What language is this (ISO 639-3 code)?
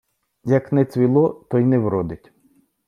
ukr